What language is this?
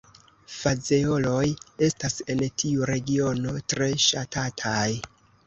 Esperanto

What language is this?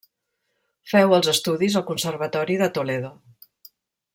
Catalan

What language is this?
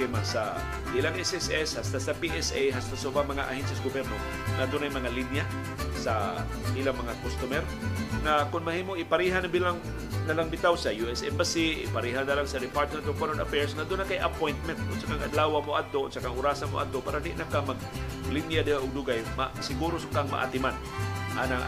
Filipino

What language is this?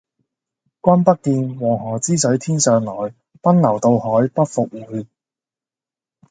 Cantonese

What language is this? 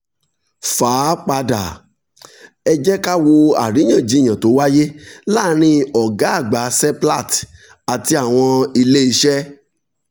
Yoruba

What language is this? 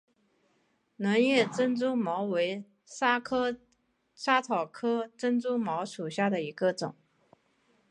Chinese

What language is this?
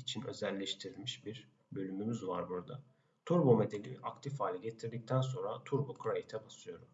Turkish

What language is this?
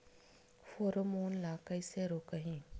Chhattisgarhi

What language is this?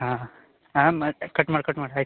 Kannada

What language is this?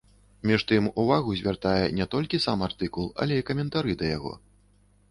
Belarusian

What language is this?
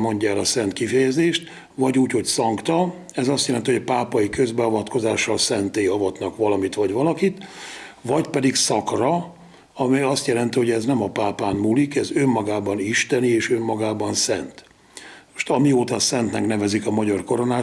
Hungarian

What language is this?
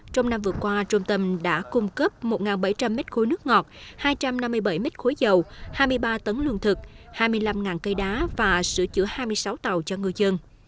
Vietnamese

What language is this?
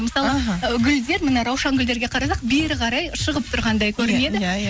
Kazakh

